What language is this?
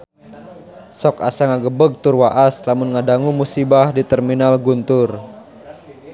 Sundanese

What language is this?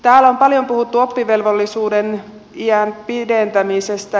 Finnish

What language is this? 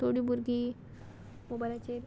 Konkani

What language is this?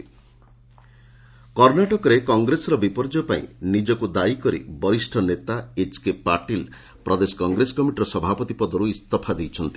Odia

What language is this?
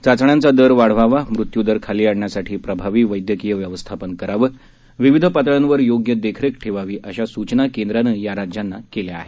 Marathi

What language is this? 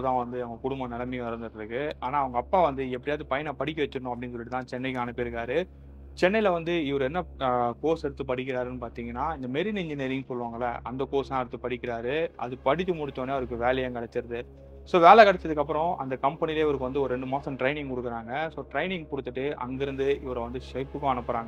Tamil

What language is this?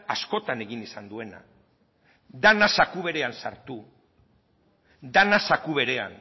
Basque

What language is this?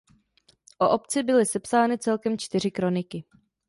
Czech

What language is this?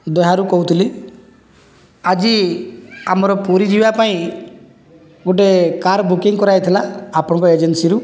Odia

